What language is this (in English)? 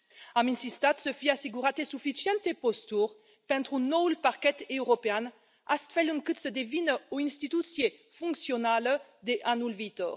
Romanian